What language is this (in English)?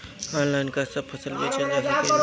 Bhojpuri